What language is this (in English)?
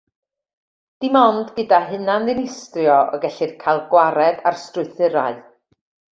Welsh